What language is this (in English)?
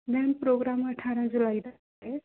Punjabi